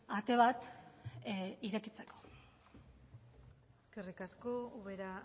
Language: Basque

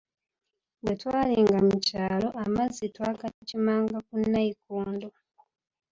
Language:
Ganda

